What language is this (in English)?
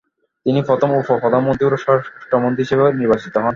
Bangla